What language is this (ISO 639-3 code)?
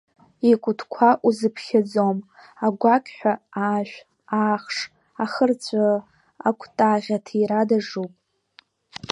abk